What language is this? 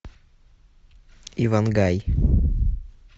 Russian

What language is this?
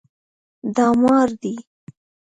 Pashto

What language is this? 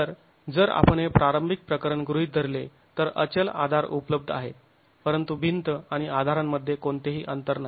Marathi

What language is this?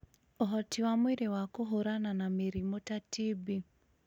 Kikuyu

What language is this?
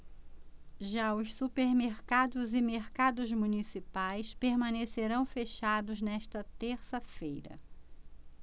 Portuguese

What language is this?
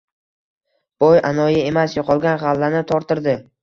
Uzbek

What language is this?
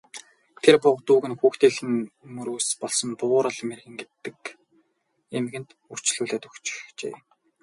Mongolian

